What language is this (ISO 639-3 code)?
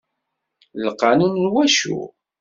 kab